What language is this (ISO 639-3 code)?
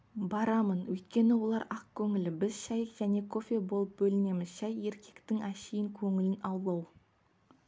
kaz